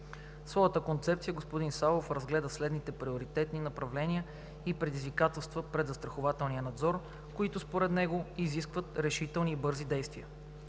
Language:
Bulgarian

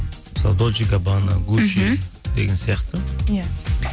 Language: Kazakh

